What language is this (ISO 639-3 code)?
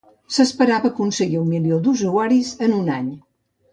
cat